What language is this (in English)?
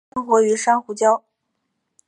Chinese